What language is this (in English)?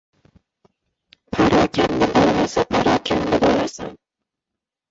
Uzbek